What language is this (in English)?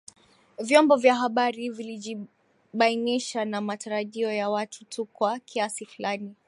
Swahili